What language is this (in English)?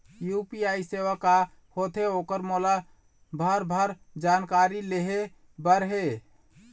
Chhattisgarhi